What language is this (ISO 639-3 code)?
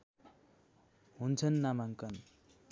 nep